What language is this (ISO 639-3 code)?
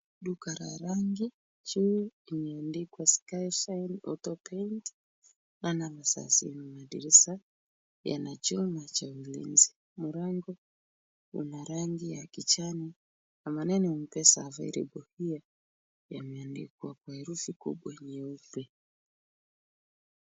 swa